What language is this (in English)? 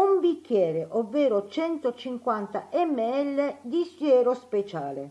Italian